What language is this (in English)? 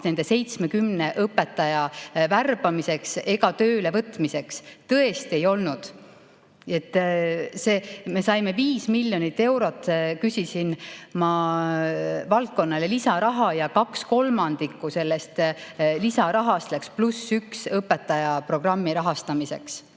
Estonian